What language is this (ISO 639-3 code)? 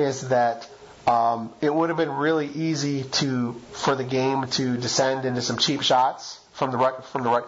eng